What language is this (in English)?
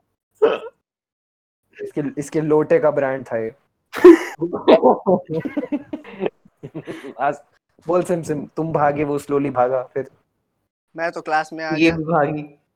Hindi